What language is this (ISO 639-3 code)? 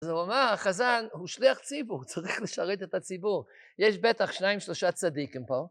heb